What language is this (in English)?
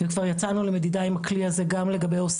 Hebrew